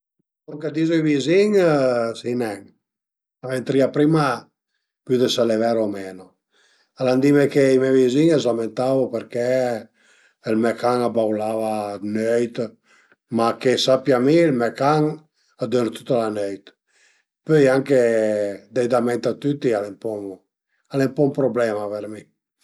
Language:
Piedmontese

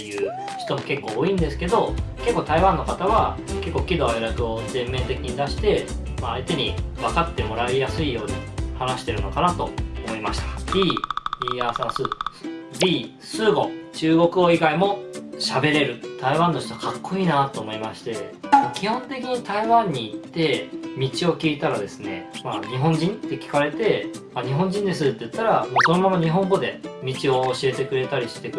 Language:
Japanese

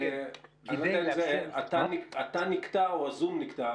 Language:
Hebrew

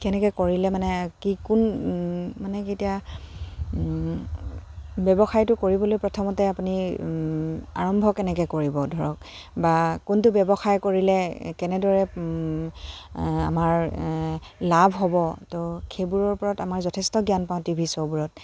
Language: Assamese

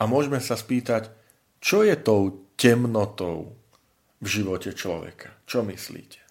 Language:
Slovak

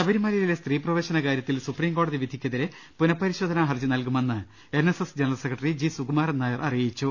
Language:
Malayalam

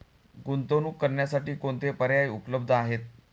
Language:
Marathi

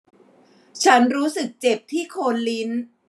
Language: Thai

